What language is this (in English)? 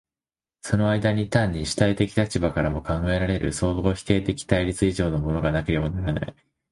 Japanese